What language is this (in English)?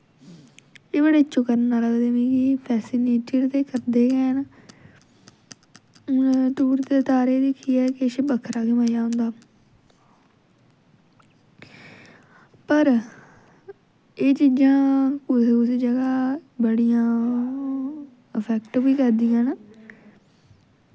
Dogri